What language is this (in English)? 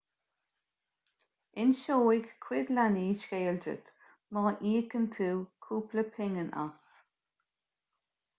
Irish